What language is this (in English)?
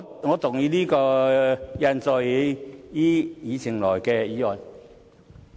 Cantonese